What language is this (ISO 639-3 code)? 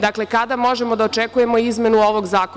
srp